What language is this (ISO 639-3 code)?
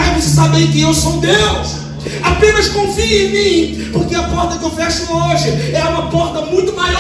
por